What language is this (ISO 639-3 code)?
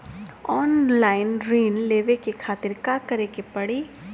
bho